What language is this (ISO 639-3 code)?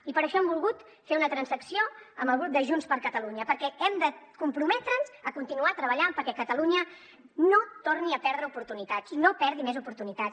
cat